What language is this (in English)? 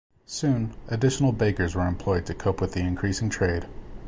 English